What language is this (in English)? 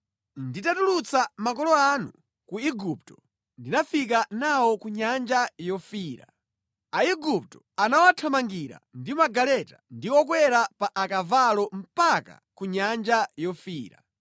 Nyanja